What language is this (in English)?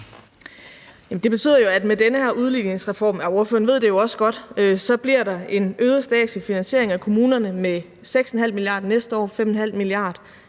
Danish